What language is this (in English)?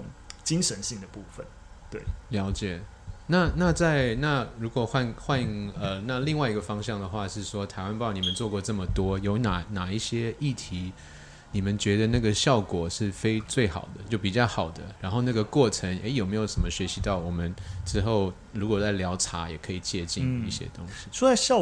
Chinese